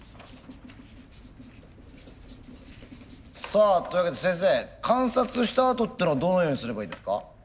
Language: Japanese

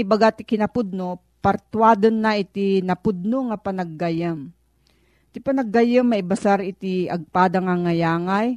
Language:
Filipino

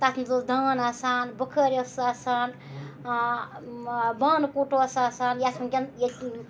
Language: Kashmiri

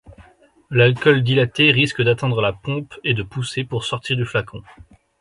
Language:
French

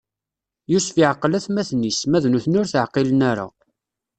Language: Kabyle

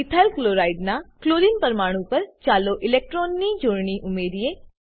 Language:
Gujarati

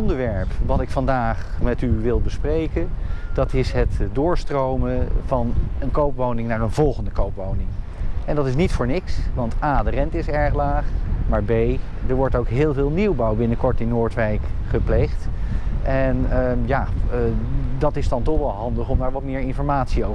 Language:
Dutch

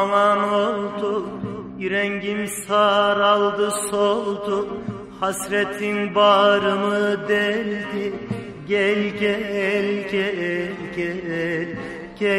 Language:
Turkish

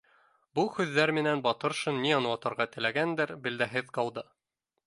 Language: Bashkir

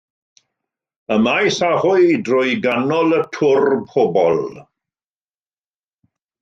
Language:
Welsh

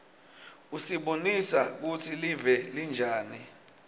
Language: Swati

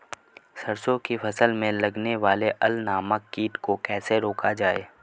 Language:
Hindi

